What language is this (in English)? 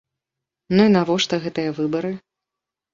Belarusian